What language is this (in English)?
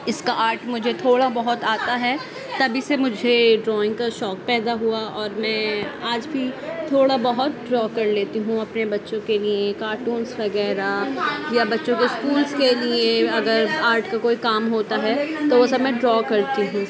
Urdu